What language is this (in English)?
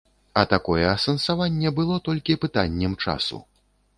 Belarusian